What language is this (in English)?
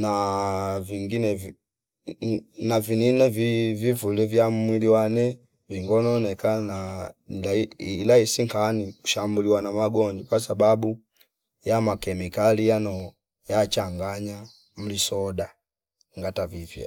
Fipa